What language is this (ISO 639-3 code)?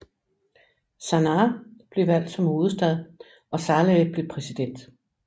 dan